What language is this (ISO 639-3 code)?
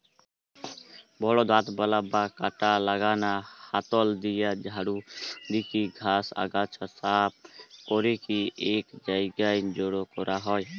ben